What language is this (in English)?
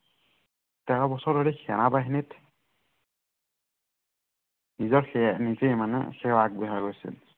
Assamese